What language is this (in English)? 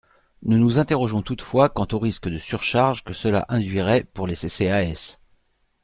French